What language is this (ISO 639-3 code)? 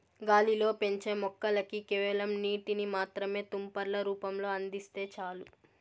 tel